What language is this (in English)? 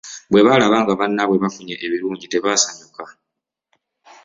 Ganda